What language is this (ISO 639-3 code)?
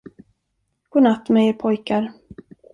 swe